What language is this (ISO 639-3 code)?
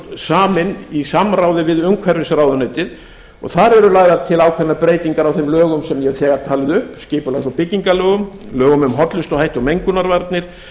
isl